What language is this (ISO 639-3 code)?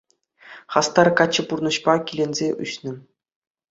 chv